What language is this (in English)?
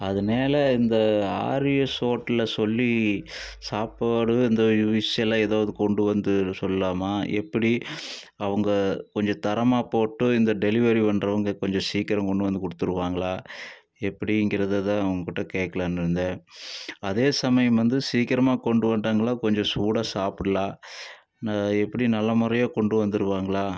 Tamil